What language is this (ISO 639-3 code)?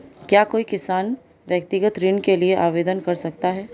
hin